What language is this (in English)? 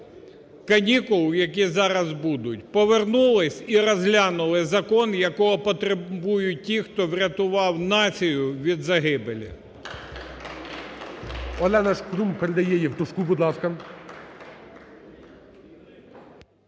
Ukrainian